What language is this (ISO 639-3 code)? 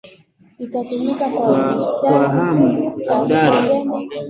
swa